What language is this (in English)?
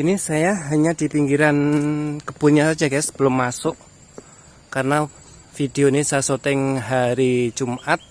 Indonesian